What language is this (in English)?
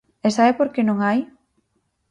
Galician